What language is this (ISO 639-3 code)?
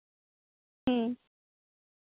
sat